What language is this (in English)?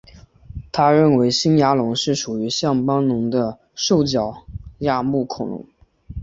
Chinese